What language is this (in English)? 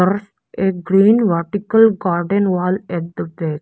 English